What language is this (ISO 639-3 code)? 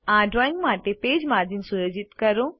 guj